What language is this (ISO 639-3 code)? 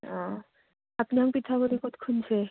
asm